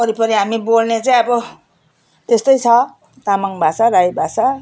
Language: Nepali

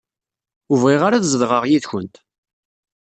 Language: Kabyle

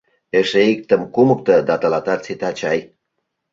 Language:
Mari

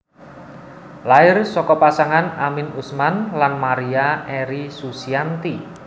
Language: Javanese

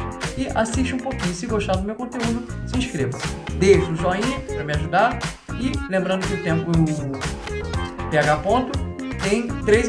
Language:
Portuguese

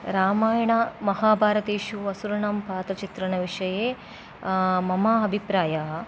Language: Sanskrit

